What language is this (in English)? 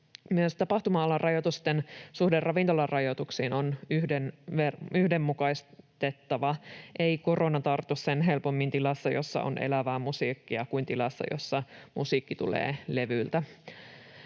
Finnish